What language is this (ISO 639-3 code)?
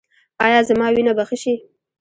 pus